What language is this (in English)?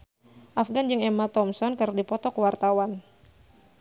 Sundanese